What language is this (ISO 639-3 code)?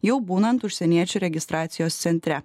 lit